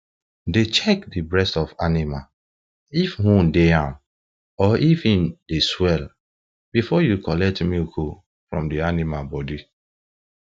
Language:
Nigerian Pidgin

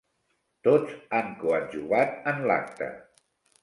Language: Catalan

